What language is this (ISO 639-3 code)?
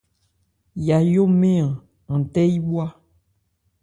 ebr